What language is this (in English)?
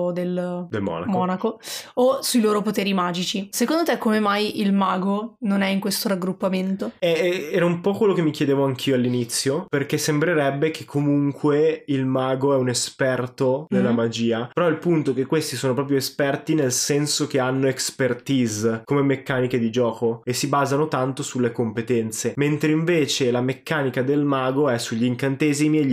Italian